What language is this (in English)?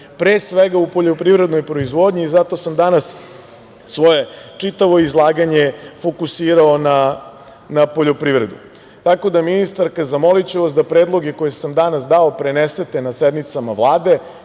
Serbian